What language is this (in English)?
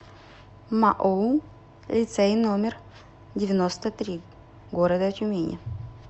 Russian